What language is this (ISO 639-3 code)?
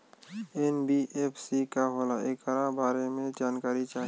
bho